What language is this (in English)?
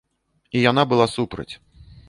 Belarusian